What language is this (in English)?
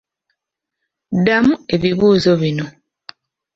Ganda